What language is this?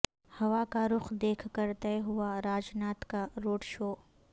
Urdu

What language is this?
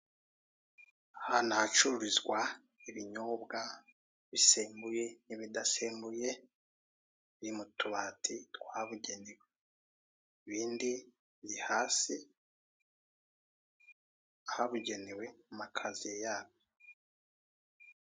Kinyarwanda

